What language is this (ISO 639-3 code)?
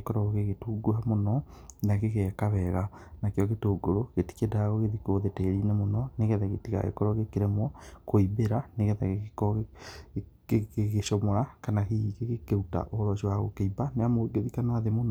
kik